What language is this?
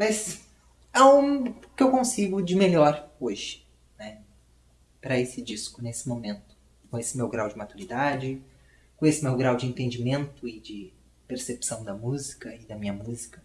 Portuguese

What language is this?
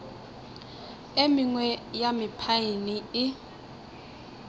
Northern Sotho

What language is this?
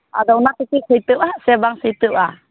Santali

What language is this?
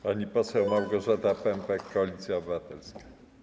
Polish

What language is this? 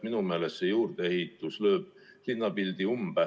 Estonian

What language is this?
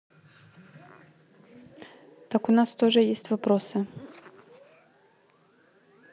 Russian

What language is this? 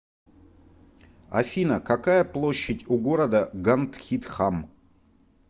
Russian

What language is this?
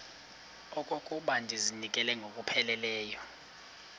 Xhosa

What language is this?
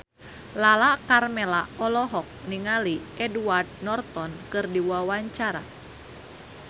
Sundanese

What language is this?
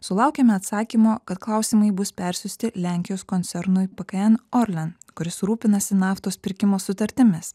Lithuanian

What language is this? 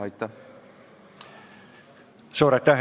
Estonian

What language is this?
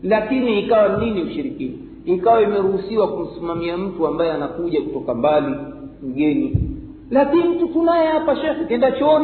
Swahili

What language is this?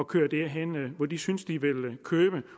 Danish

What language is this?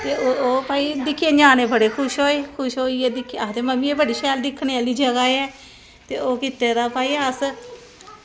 Dogri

